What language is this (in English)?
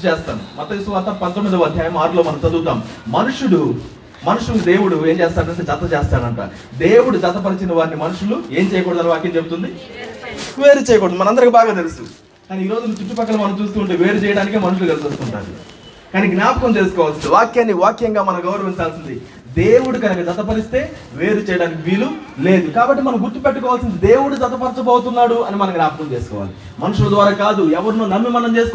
Telugu